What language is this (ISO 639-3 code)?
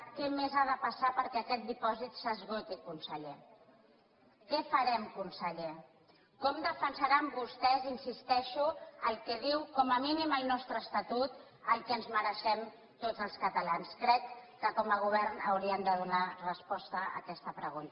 cat